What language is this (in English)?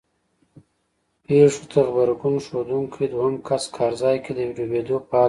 Pashto